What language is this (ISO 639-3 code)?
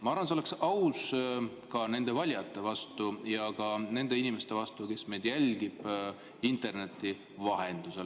est